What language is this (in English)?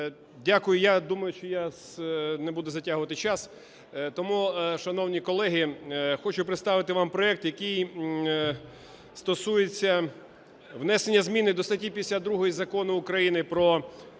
Ukrainian